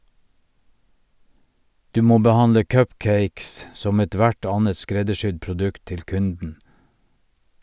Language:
Norwegian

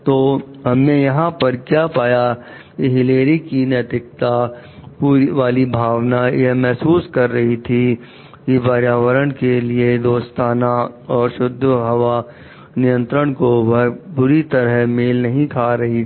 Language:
Hindi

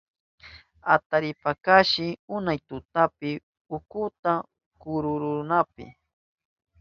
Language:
Southern Pastaza Quechua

